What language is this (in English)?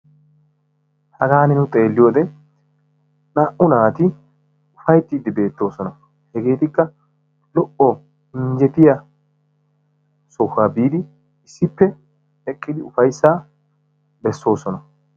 Wolaytta